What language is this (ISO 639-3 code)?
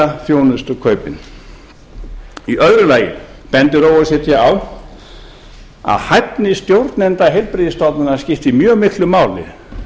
isl